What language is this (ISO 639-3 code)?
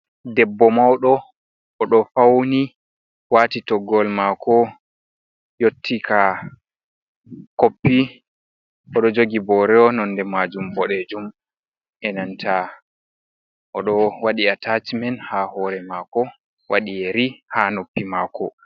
ful